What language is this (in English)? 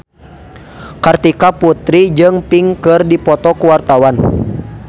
Sundanese